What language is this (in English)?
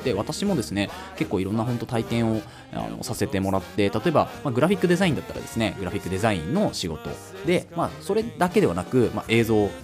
Japanese